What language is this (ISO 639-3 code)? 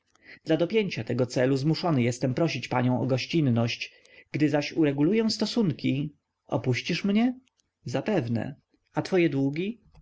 pol